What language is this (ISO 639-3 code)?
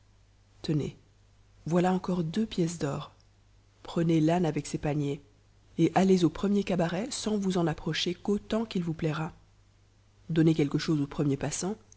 fra